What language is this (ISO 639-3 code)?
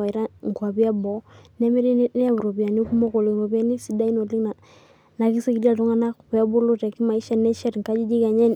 mas